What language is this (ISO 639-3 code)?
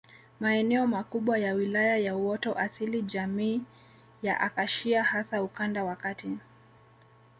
swa